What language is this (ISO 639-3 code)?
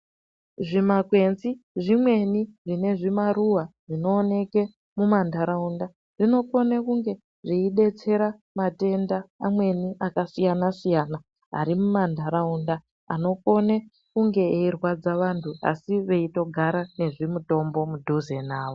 ndc